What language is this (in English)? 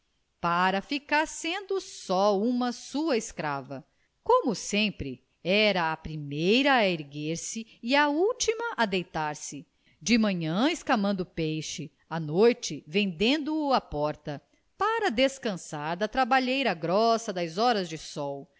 Portuguese